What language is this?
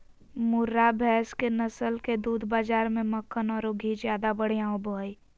Magahi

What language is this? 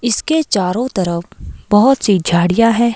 Hindi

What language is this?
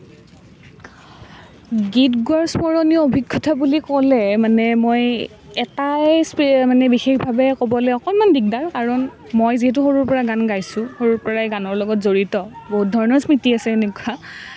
Assamese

